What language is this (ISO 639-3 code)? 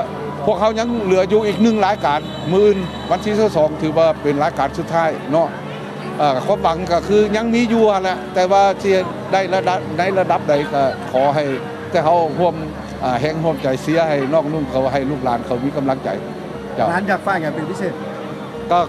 tha